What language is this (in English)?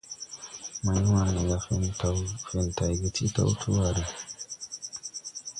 Tupuri